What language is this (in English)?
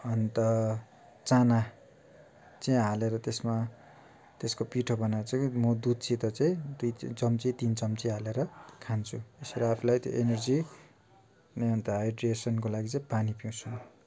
Nepali